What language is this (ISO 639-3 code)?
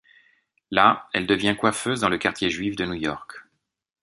fra